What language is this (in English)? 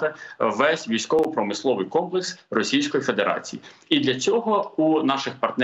Ukrainian